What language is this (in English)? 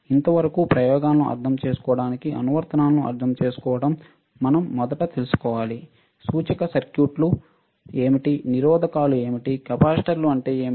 Telugu